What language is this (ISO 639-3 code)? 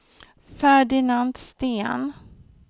swe